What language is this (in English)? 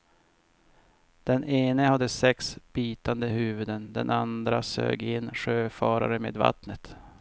Swedish